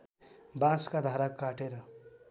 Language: Nepali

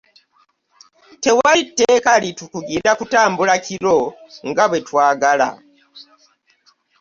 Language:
Ganda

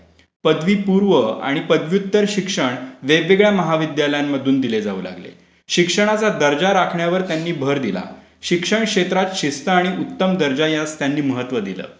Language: Marathi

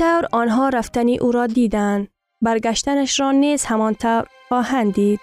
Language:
Persian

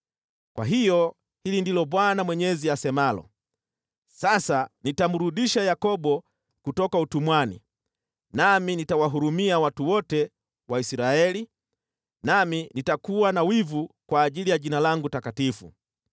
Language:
Swahili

